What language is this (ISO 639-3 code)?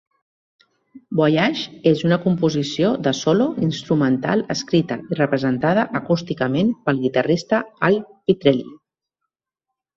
cat